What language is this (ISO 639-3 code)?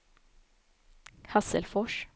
swe